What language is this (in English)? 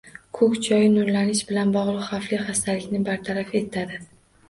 Uzbek